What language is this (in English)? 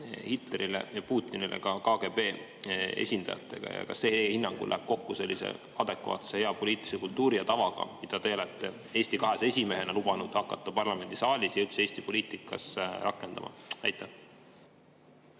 Estonian